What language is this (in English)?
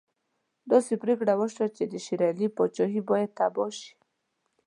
Pashto